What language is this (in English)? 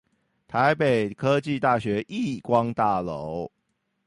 Chinese